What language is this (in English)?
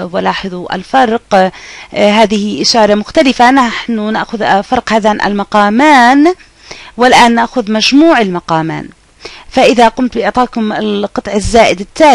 Arabic